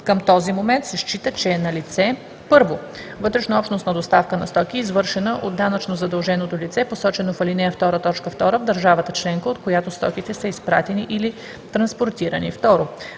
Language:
Bulgarian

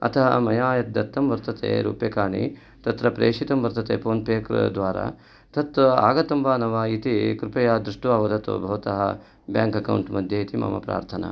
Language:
Sanskrit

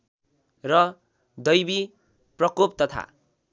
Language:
Nepali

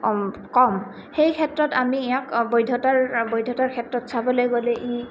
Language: Assamese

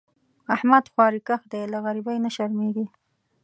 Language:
Pashto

